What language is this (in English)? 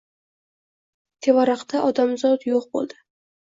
Uzbek